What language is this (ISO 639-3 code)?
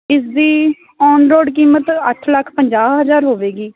pan